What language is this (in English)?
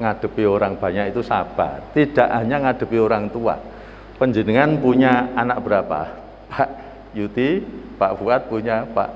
Indonesian